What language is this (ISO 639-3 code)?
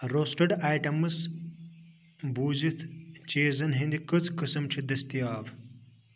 kas